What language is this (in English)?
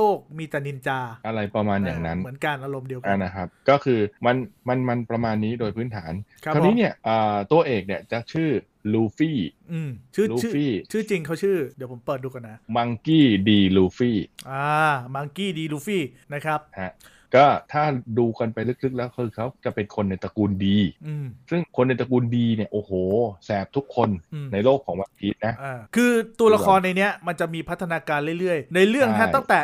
Thai